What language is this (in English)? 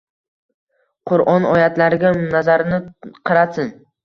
Uzbek